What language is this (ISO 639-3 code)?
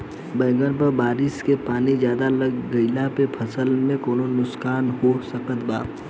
bho